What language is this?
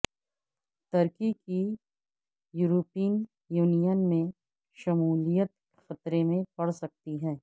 Urdu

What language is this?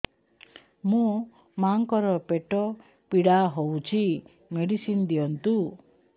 Odia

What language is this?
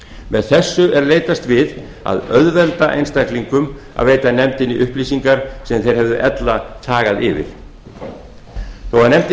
Icelandic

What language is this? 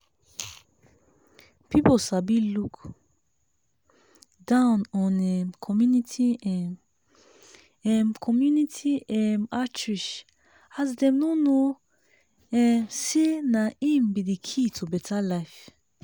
Nigerian Pidgin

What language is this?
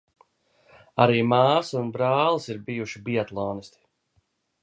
Latvian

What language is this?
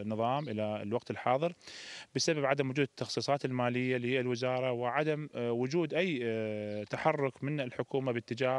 Arabic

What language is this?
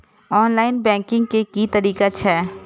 Maithili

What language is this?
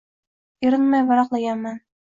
Uzbek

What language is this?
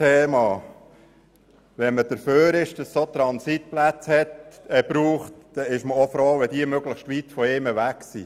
Swiss German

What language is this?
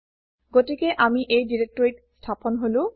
Assamese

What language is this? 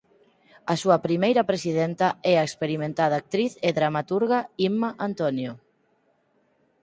Galician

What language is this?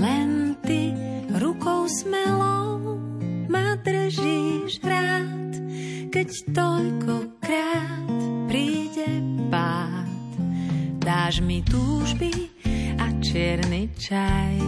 Slovak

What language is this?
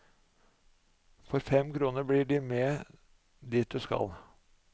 Norwegian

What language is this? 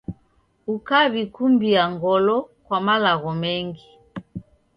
Taita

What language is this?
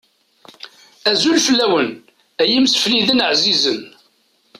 Kabyle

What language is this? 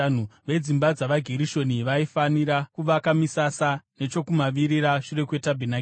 Shona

